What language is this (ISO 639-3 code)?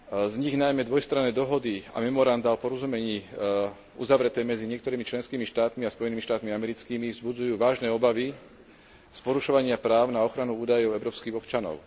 slk